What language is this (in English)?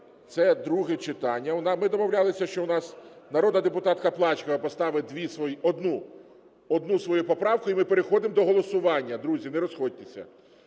Ukrainian